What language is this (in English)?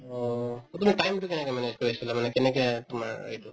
Assamese